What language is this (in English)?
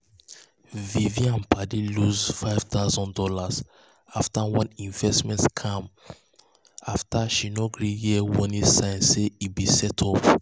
Nigerian Pidgin